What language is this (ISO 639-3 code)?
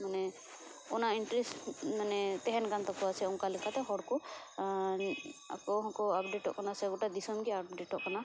sat